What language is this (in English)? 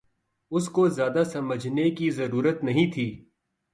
Urdu